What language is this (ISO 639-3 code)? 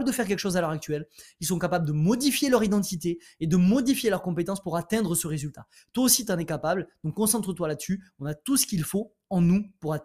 fra